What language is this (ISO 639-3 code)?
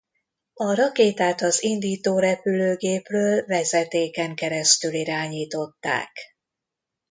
hun